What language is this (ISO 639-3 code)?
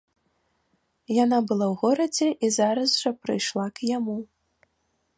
bel